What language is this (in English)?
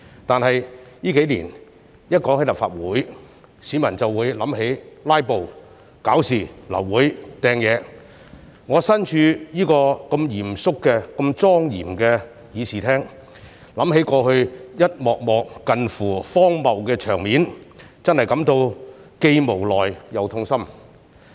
Cantonese